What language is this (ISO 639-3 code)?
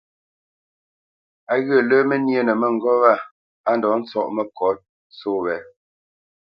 bce